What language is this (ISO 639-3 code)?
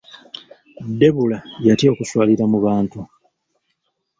lug